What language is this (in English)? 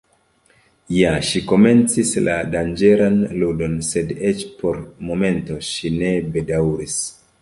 Esperanto